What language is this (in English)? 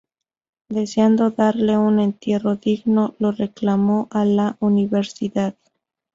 Spanish